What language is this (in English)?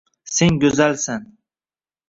Uzbek